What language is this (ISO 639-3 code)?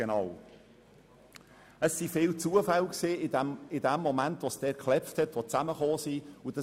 gsw